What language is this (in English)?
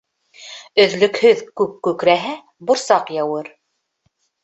Bashkir